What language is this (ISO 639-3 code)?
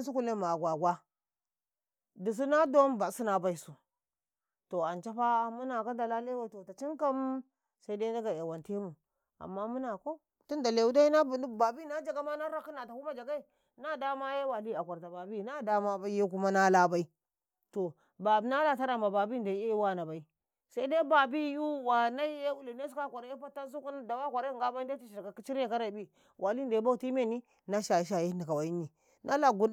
kai